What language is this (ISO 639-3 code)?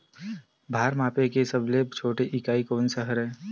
hne